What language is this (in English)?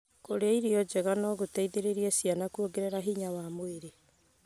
Kikuyu